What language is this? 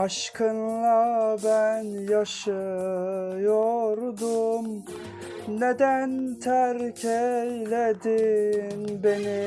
Turkish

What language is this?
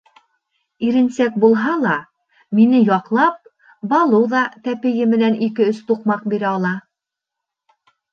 Bashkir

